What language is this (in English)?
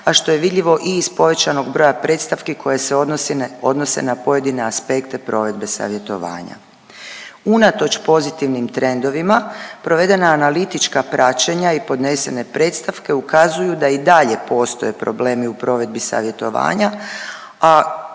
Croatian